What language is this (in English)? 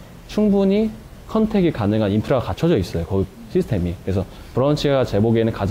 Korean